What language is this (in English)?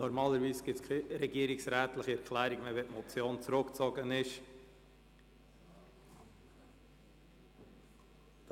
Swiss German